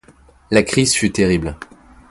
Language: French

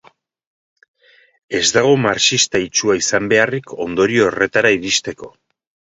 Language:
Basque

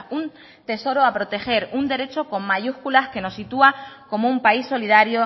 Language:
Spanish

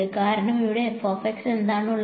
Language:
Malayalam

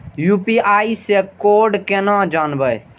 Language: Maithili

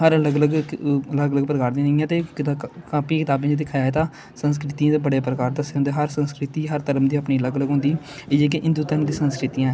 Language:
Dogri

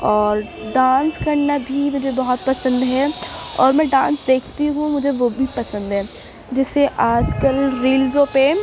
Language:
Urdu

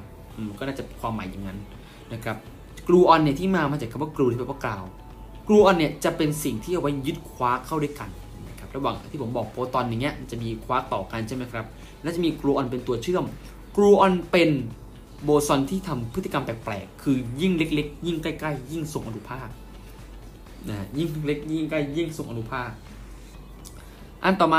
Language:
Thai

